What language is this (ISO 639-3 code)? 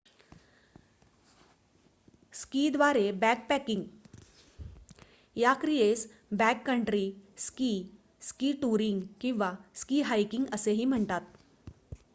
mar